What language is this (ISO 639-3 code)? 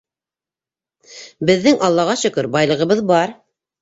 bak